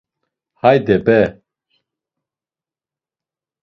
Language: Laz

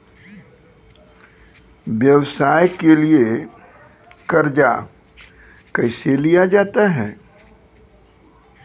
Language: Maithili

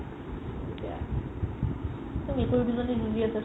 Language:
Assamese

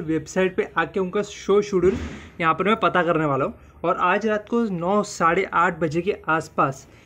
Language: Hindi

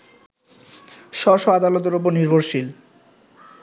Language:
Bangla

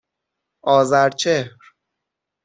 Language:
Persian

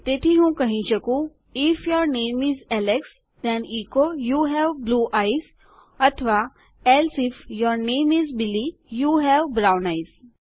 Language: Gujarati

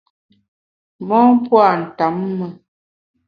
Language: Bamun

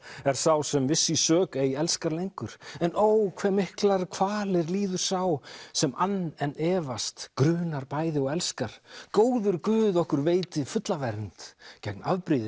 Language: Icelandic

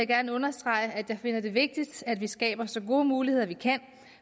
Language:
Danish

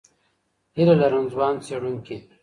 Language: Pashto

